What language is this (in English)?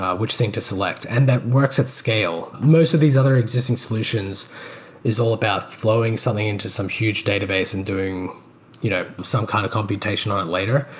English